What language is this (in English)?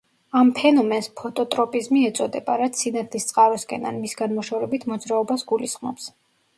Georgian